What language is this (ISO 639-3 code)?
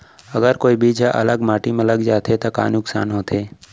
hne